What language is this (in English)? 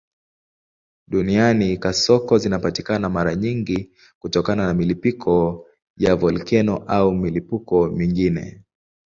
Swahili